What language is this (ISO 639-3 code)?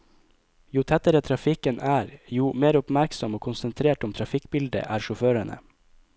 nor